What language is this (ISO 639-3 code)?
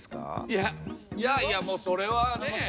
jpn